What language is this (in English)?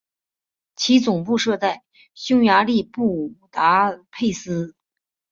Chinese